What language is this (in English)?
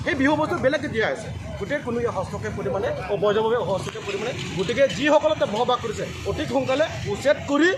Indonesian